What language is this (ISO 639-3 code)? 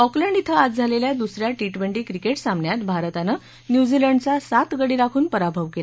mar